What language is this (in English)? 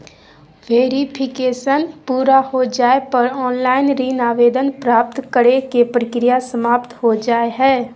Magahi